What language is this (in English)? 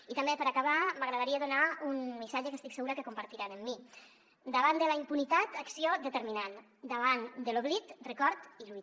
Catalan